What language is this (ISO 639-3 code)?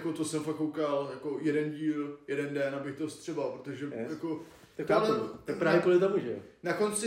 ces